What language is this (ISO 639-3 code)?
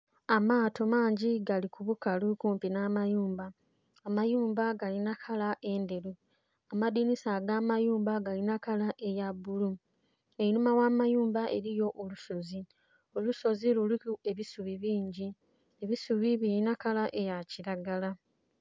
xog